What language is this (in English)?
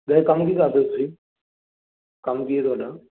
Punjabi